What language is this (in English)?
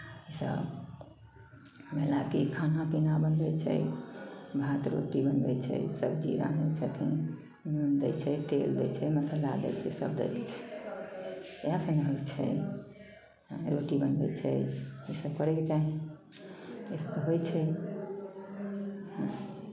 Maithili